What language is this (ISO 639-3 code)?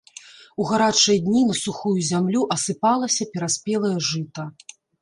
bel